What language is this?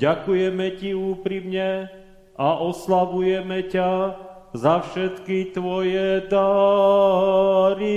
Slovak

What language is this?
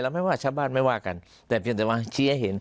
Thai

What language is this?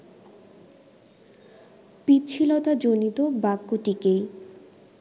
Bangla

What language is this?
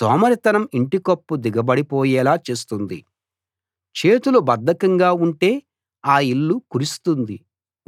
Telugu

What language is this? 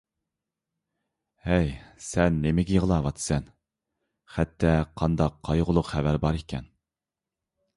Uyghur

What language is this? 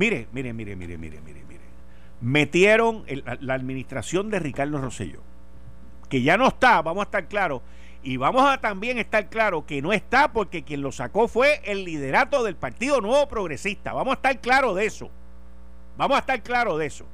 Spanish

